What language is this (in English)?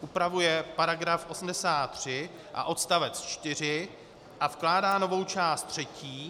Czech